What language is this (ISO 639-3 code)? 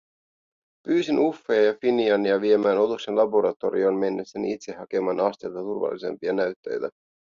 fin